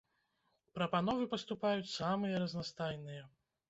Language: Belarusian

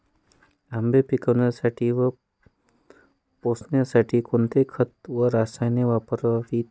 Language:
Marathi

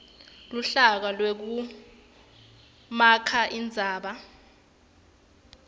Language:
Swati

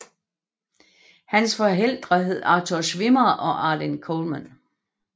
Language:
Danish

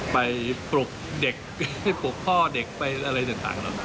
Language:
Thai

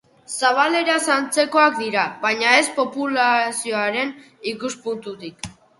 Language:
Basque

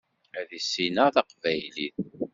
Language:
Kabyle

